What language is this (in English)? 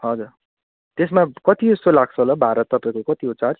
Nepali